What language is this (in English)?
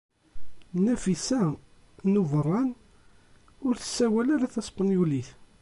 Kabyle